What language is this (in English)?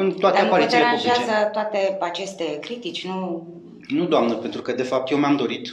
Romanian